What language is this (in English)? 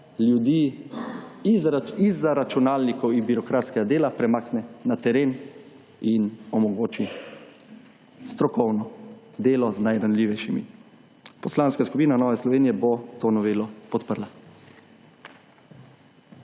Slovenian